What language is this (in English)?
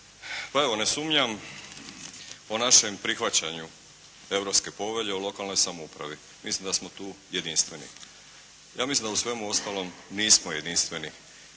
Croatian